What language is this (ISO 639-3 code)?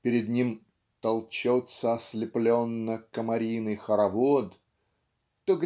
rus